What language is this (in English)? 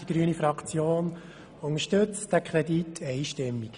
Swiss German